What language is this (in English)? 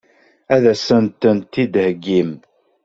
Kabyle